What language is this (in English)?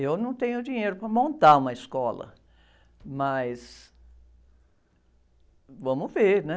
Portuguese